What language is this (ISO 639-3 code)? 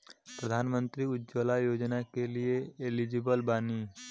bho